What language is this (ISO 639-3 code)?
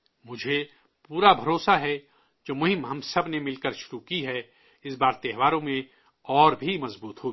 urd